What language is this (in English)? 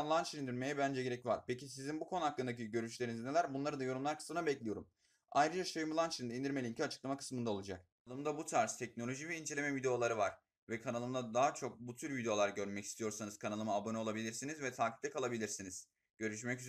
Turkish